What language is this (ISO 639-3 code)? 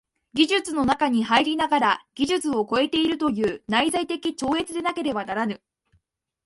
jpn